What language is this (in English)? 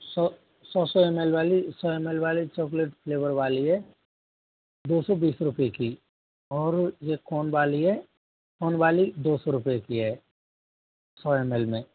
Hindi